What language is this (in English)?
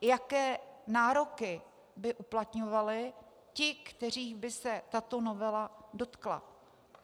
Czech